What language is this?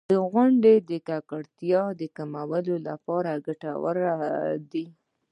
Pashto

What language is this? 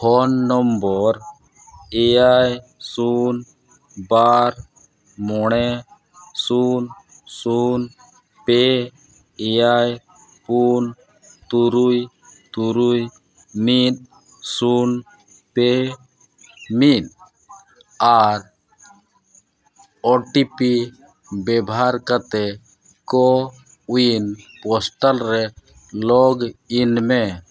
Santali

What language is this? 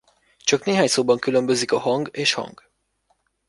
Hungarian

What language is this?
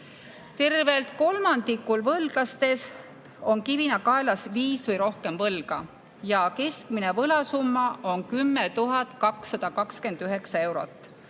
Estonian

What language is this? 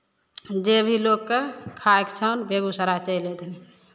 Maithili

